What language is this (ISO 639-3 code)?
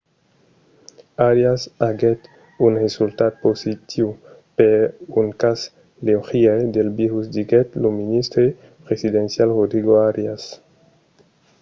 oci